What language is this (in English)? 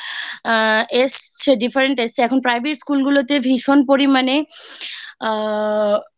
Bangla